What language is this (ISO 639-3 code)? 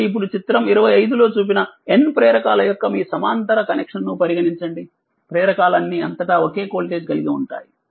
tel